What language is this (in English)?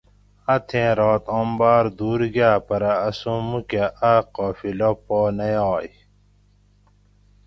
Gawri